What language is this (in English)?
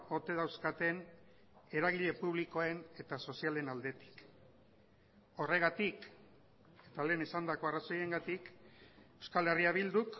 Basque